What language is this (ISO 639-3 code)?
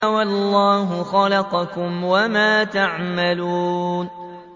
ara